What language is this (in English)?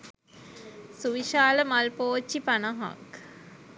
Sinhala